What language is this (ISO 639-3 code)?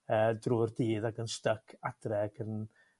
cym